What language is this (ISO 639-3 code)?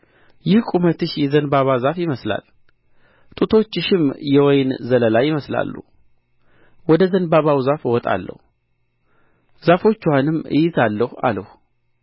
amh